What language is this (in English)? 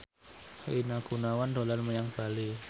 Javanese